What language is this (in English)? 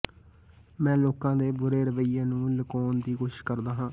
Punjabi